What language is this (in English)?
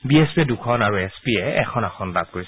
Assamese